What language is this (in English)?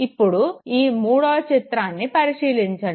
Telugu